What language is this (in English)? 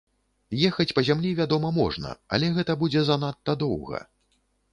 Belarusian